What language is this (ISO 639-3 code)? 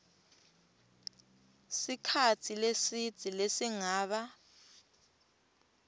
ssw